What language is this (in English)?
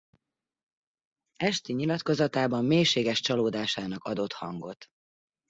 Hungarian